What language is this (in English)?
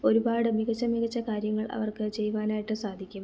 Malayalam